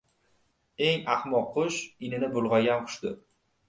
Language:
Uzbek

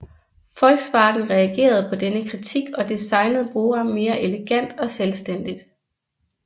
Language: Danish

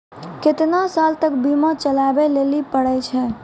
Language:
Maithili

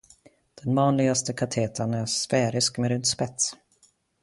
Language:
Swedish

